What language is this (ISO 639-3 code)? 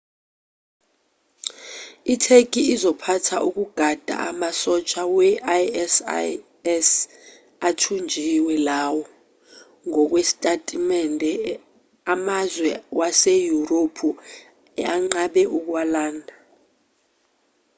zul